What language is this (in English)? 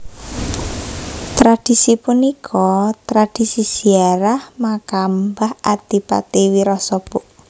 Javanese